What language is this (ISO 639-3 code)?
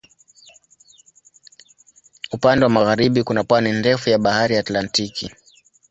swa